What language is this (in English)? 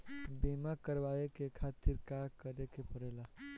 Bhojpuri